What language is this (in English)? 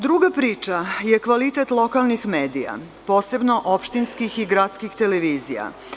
Serbian